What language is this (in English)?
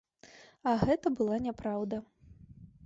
Belarusian